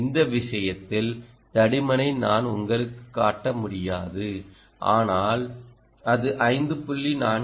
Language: Tamil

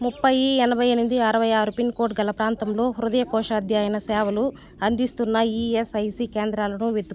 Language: Telugu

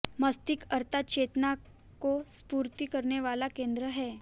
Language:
Hindi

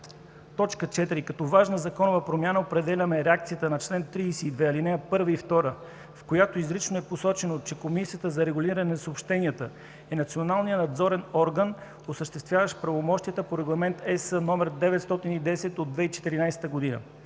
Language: Bulgarian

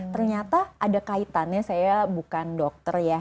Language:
Indonesian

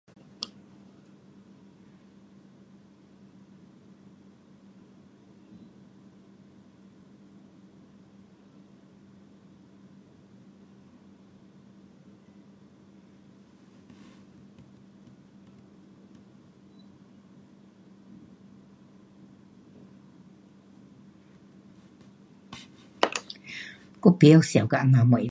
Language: Pu-Xian Chinese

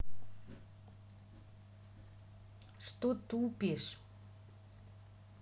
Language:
Russian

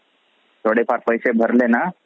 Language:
Marathi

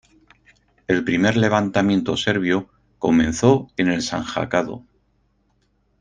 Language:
Spanish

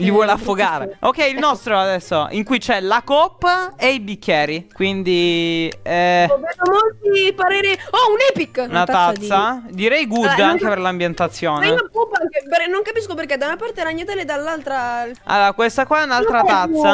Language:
Italian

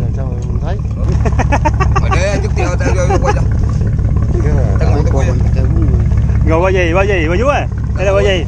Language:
Vietnamese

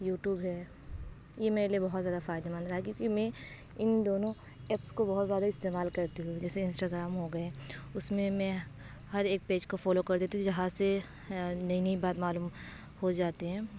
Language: Urdu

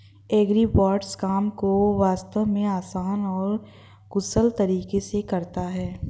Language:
Hindi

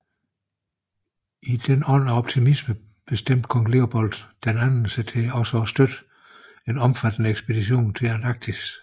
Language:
Danish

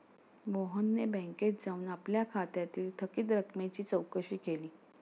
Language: Marathi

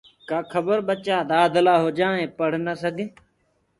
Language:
Gurgula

